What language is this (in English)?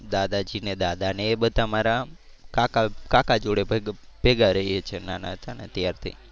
Gujarati